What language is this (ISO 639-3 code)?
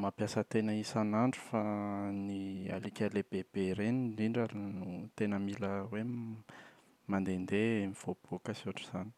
mlg